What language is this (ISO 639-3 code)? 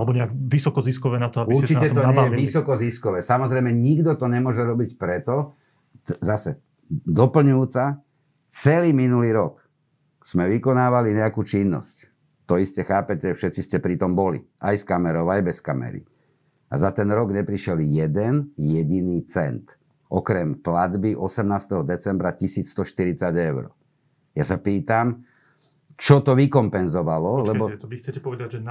slk